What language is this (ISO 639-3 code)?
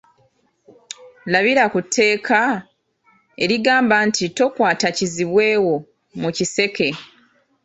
lug